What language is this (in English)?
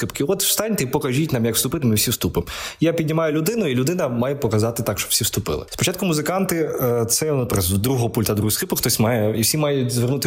Ukrainian